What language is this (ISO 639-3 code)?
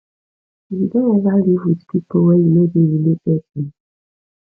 pcm